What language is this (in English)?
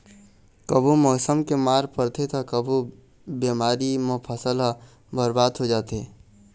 Chhattisgarhi